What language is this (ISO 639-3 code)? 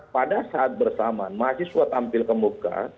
ind